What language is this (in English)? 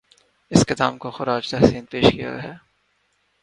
Urdu